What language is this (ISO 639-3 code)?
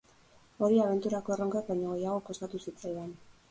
eus